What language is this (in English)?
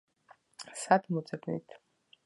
Georgian